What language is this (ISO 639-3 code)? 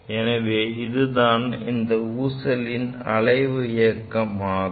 tam